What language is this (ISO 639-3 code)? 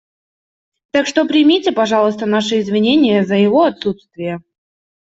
rus